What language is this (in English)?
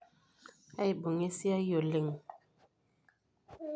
Masai